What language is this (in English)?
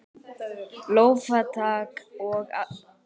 Icelandic